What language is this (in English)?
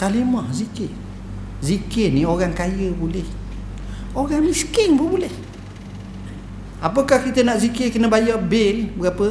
Malay